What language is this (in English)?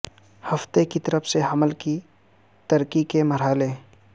Urdu